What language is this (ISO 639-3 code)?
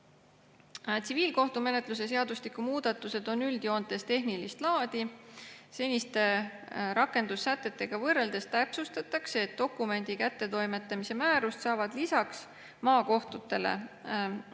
est